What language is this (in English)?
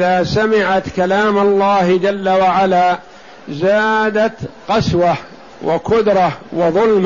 Arabic